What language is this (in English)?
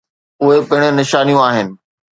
Sindhi